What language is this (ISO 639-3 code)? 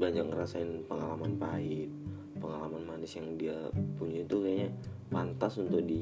ind